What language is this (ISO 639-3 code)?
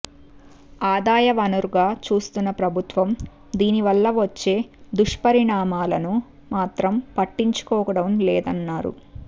tel